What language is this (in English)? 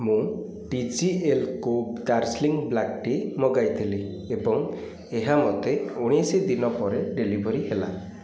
Odia